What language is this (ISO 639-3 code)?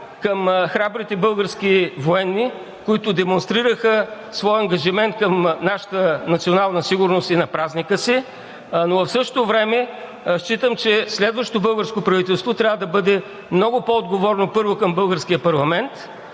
bul